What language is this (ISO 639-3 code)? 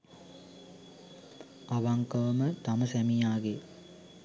sin